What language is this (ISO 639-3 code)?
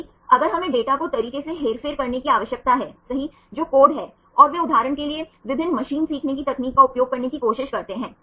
hin